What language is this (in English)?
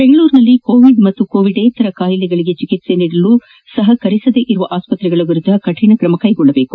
Kannada